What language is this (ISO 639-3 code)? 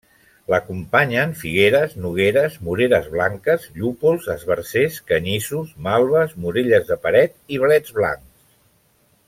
cat